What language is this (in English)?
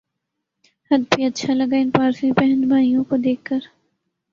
Urdu